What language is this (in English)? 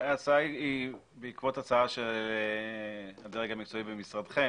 Hebrew